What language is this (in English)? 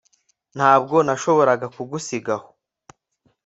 Kinyarwanda